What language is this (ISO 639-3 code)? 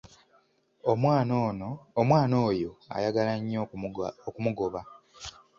lug